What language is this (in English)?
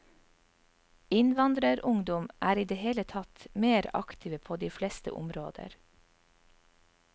Norwegian